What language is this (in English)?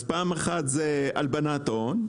Hebrew